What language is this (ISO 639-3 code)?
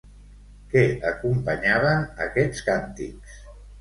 cat